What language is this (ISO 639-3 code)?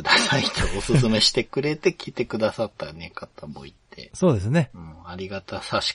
jpn